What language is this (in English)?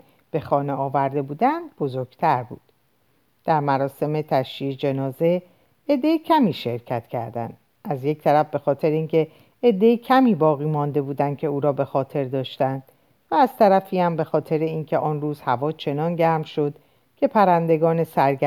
Persian